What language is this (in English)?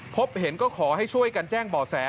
Thai